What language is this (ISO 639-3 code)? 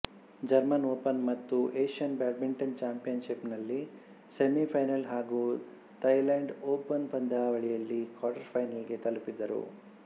kan